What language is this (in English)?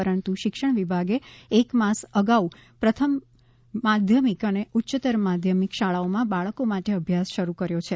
Gujarati